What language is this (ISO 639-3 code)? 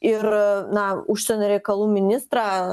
lit